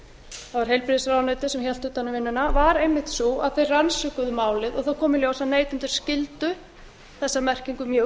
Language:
Icelandic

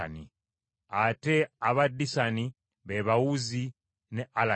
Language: Ganda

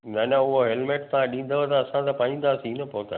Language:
Sindhi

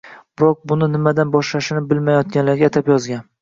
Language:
Uzbek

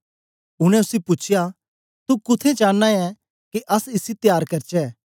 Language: Dogri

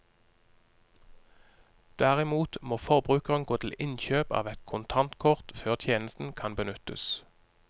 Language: Norwegian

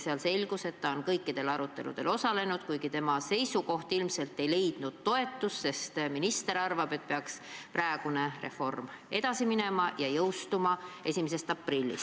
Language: Estonian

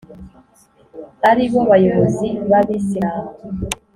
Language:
Kinyarwanda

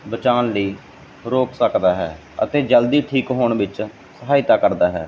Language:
Punjabi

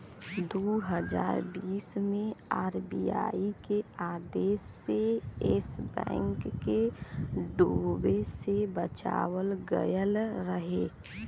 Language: Bhojpuri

